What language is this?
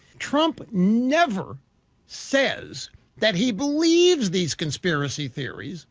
English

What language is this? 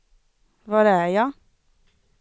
Swedish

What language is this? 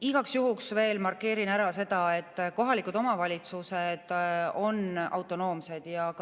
Estonian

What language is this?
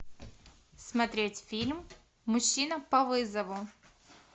Russian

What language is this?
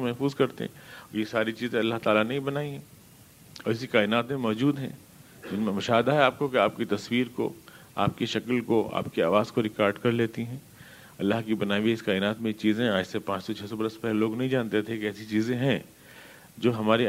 Urdu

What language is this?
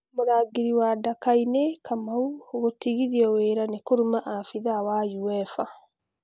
Kikuyu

